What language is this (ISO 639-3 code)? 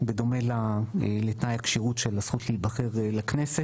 heb